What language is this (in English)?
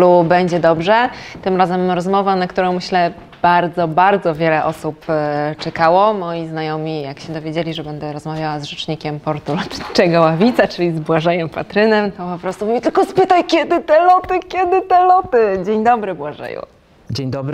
Polish